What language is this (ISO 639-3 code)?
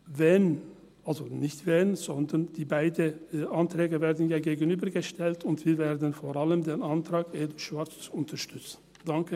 gsw